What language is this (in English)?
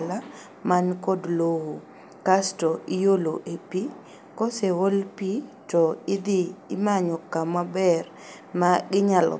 Luo (Kenya and Tanzania)